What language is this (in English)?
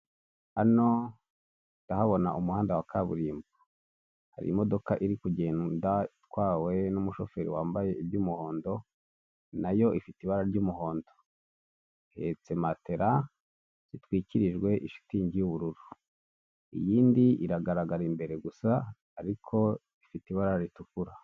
Kinyarwanda